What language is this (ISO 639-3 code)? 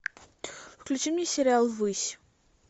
rus